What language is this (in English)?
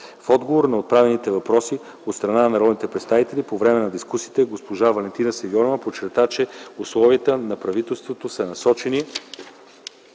Bulgarian